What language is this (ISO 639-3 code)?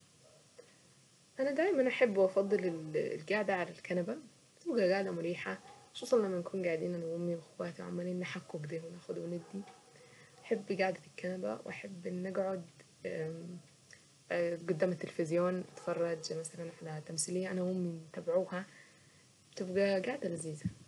aec